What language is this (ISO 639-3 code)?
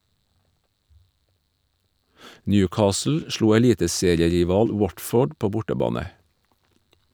nor